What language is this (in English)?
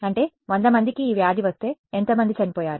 Telugu